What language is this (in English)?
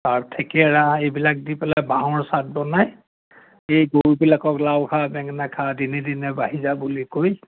Assamese